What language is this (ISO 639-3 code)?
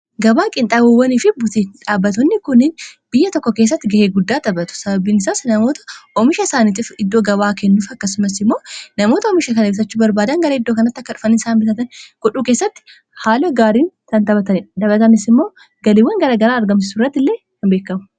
orm